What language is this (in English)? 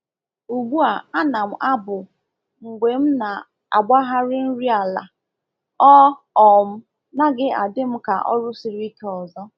Igbo